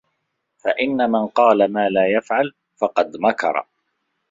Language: Arabic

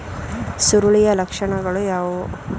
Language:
Kannada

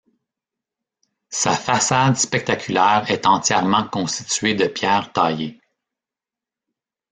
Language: French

